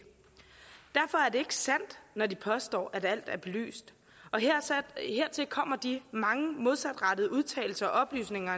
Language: Danish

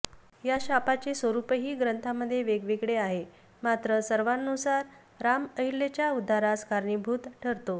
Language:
Marathi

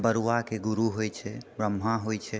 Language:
Maithili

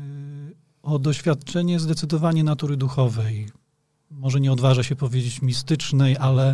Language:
Polish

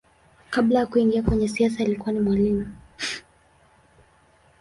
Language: Swahili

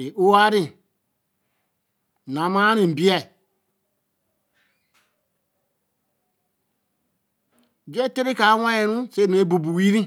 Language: Eleme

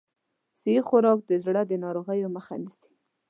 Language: Pashto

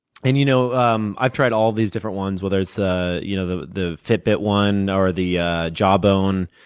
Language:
English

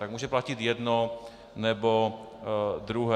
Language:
Czech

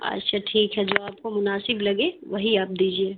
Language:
Urdu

